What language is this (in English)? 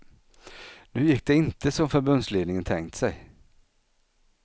Swedish